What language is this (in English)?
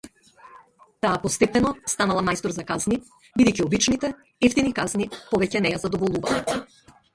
Macedonian